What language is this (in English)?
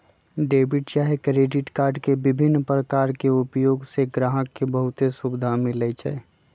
Magahi